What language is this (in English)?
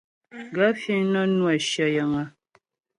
Ghomala